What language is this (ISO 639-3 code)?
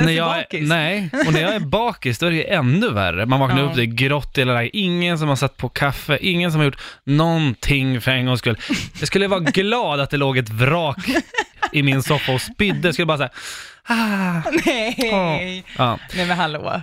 swe